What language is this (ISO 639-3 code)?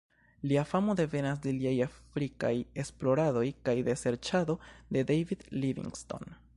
epo